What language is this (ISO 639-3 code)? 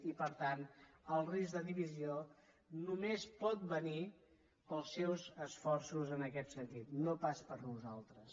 cat